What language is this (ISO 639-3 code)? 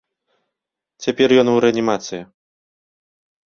bel